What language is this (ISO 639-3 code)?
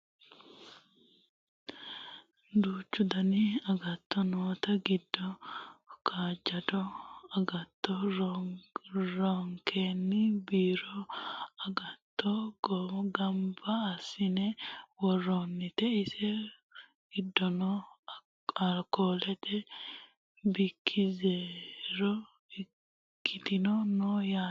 sid